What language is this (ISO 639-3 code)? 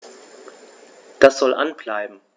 deu